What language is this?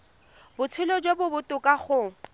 Tswana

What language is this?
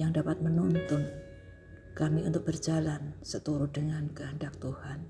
Indonesian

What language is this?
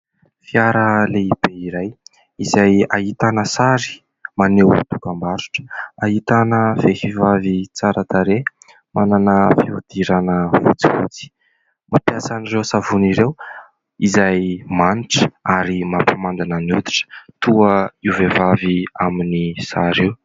Malagasy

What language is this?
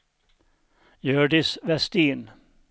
Swedish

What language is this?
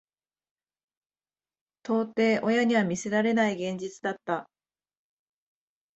Japanese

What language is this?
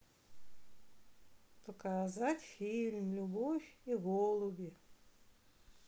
Russian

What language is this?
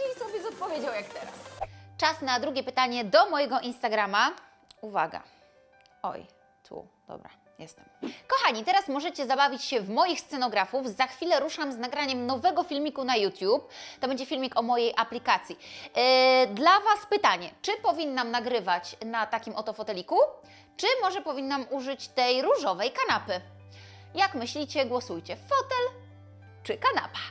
Polish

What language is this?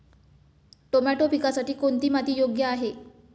Marathi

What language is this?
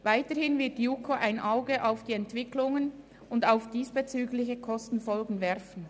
Swiss German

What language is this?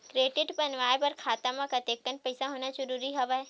Chhattisgarhi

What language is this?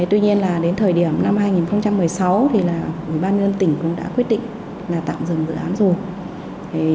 Vietnamese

